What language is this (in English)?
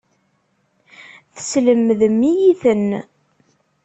Kabyle